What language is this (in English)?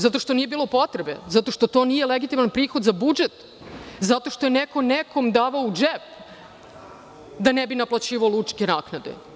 Serbian